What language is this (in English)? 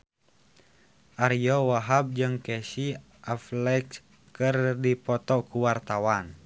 Sundanese